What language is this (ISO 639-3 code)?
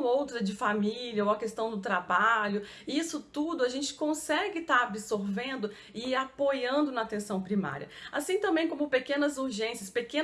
por